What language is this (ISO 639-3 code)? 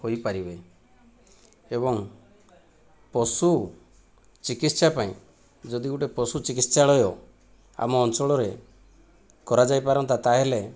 ori